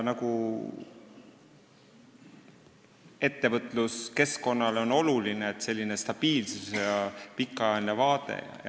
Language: Estonian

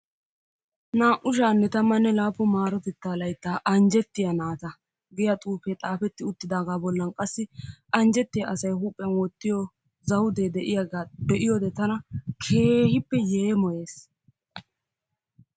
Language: Wolaytta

